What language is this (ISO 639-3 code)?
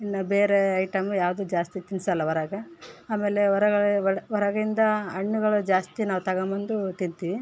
kan